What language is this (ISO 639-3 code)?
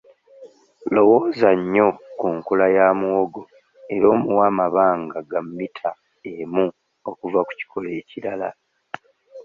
lug